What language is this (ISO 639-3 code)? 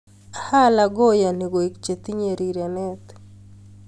kln